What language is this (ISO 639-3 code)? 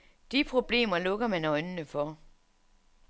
dan